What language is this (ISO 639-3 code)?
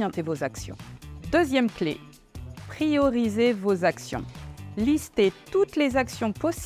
fra